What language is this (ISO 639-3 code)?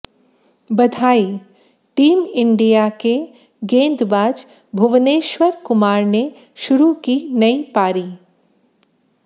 hin